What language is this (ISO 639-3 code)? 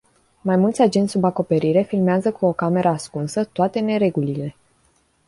ron